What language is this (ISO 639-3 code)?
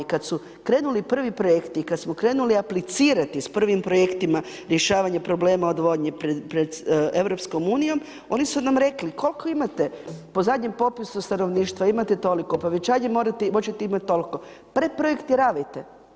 hrv